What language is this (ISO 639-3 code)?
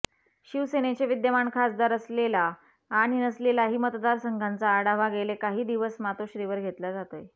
mar